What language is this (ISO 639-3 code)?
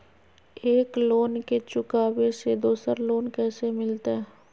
mag